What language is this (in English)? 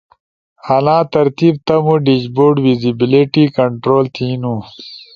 Ushojo